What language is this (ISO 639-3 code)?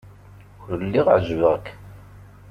kab